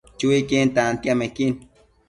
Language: Matsés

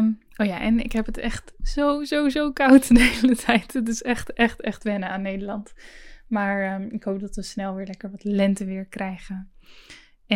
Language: Dutch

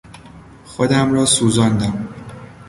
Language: Persian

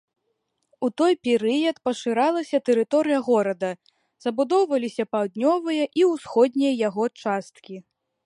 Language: Belarusian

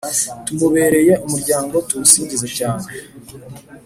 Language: Kinyarwanda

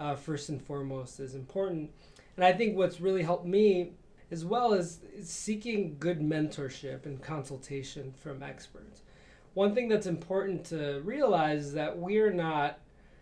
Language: English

